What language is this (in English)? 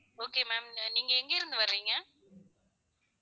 Tamil